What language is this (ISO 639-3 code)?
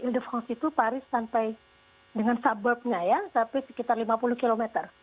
ind